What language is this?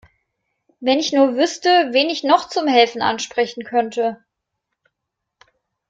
German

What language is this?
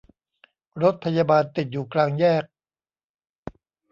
Thai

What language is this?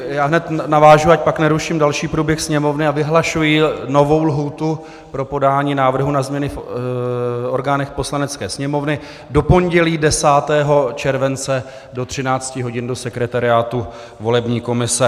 Czech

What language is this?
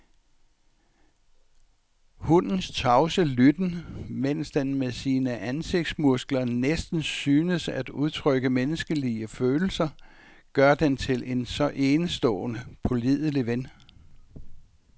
Danish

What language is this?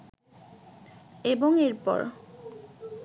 Bangla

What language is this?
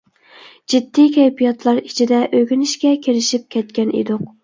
Uyghur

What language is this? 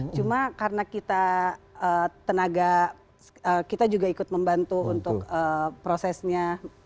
Indonesian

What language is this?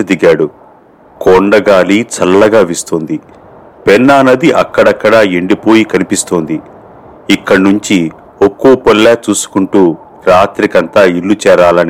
Telugu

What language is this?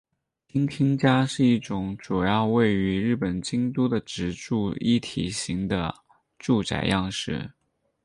Chinese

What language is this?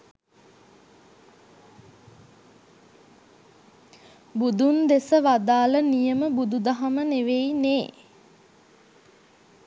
Sinhala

